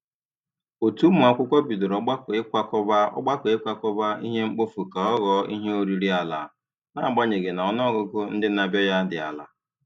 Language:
Igbo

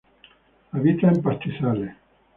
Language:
Spanish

